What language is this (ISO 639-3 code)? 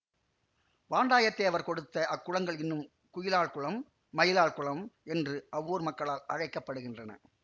tam